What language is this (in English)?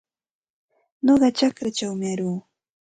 Santa Ana de Tusi Pasco Quechua